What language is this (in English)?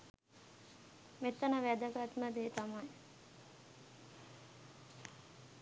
Sinhala